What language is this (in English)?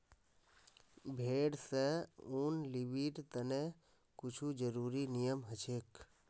Magahi